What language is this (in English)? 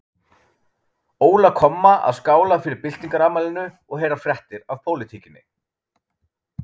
Icelandic